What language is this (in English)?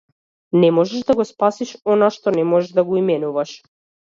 Macedonian